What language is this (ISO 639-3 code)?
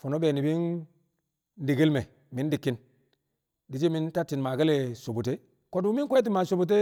kcq